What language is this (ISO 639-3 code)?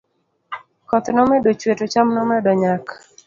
luo